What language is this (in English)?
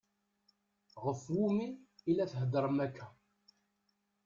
Kabyle